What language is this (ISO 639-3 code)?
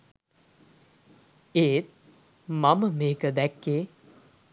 sin